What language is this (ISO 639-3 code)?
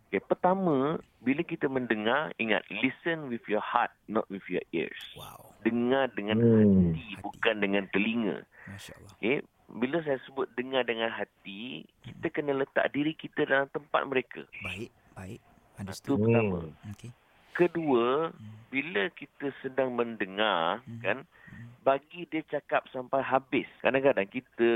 msa